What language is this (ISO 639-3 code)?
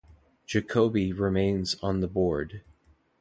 eng